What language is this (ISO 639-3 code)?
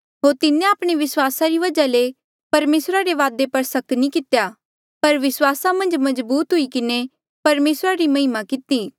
mjl